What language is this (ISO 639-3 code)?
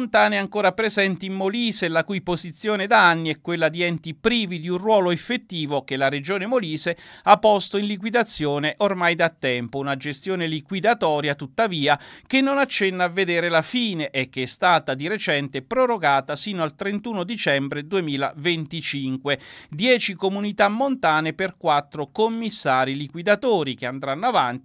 ita